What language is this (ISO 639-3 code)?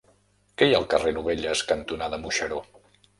cat